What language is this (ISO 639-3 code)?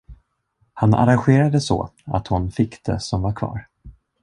swe